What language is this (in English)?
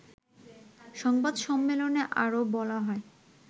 Bangla